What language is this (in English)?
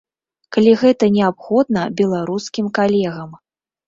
Belarusian